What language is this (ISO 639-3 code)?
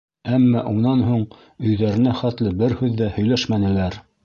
bak